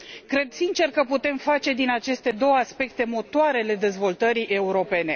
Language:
Romanian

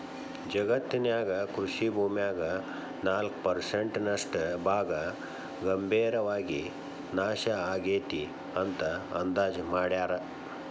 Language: Kannada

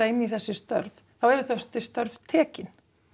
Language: Icelandic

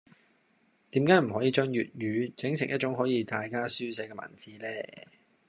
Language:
Cantonese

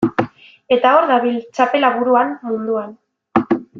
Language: Basque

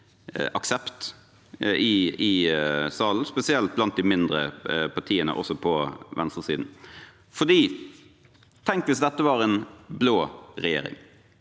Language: Norwegian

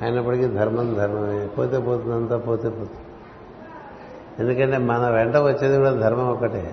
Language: Telugu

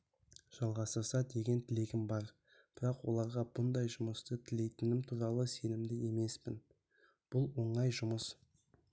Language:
Kazakh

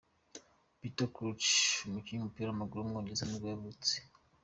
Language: Kinyarwanda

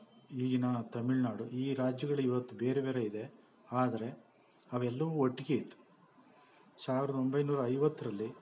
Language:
Kannada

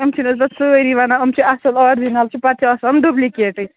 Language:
Kashmiri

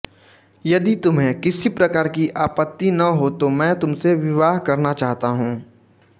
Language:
Hindi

